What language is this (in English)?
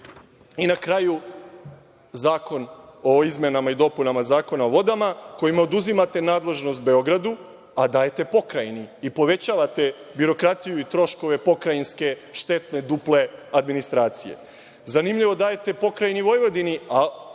Serbian